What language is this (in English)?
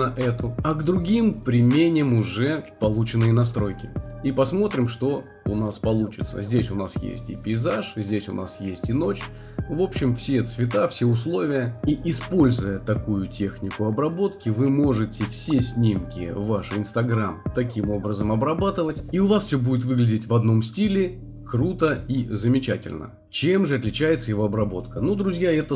Russian